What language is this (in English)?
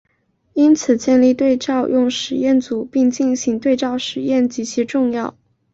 Chinese